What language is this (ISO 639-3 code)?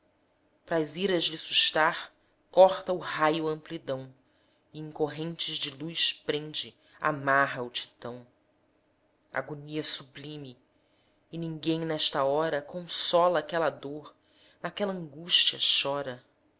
por